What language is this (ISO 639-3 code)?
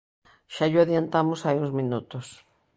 glg